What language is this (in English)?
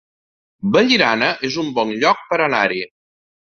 Catalan